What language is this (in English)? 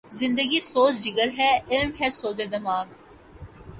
Urdu